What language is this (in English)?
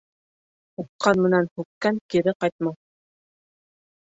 Bashkir